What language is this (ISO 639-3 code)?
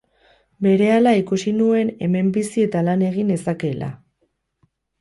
eus